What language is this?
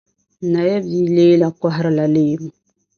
Dagbani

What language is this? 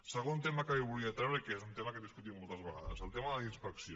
Catalan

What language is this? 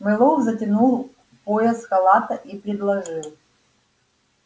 Russian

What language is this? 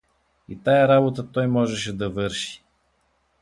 Bulgarian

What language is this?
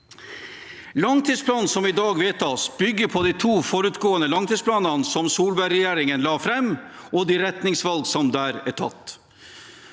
Norwegian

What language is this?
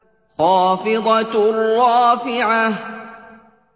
Arabic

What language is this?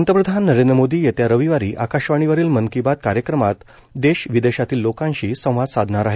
Marathi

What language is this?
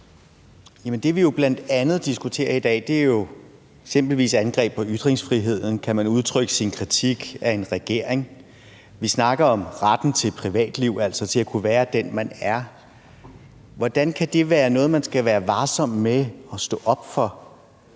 Danish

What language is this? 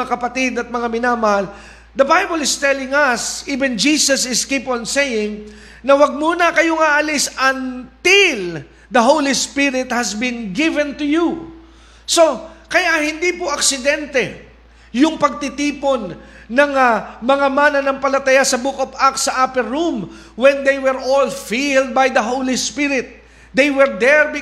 Filipino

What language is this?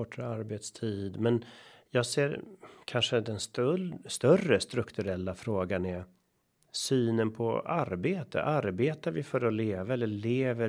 Swedish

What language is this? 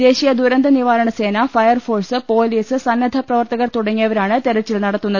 Malayalam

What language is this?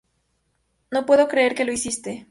Spanish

